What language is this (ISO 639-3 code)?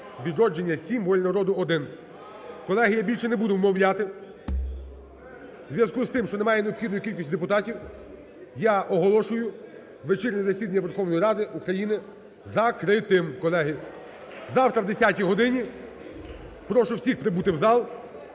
ukr